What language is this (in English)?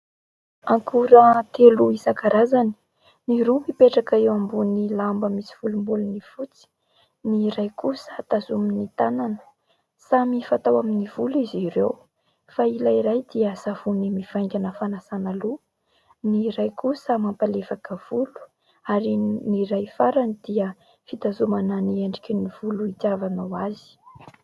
Malagasy